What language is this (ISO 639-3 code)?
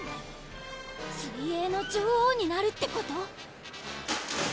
jpn